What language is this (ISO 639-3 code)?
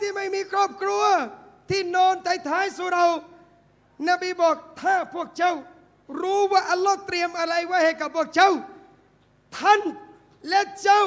tha